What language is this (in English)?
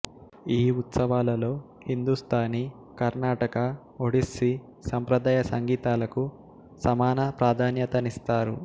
Telugu